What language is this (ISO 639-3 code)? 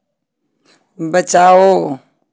hin